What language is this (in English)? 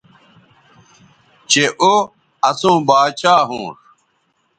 Bateri